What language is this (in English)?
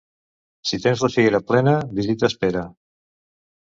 Catalan